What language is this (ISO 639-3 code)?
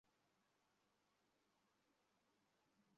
ben